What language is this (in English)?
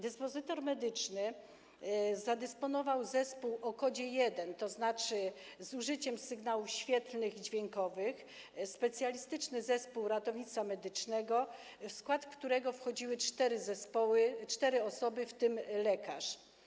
Polish